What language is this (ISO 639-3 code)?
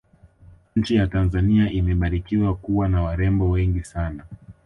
swa